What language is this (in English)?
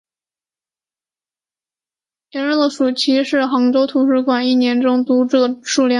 Chinese